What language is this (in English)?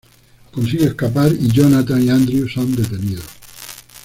Spanish